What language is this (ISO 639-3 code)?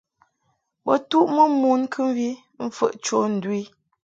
mhk